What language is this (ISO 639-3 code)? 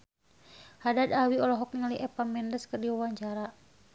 sun